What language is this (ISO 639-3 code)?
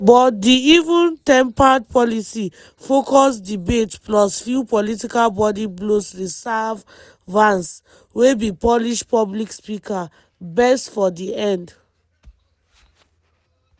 pcm